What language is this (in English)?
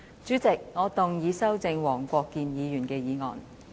Cantonese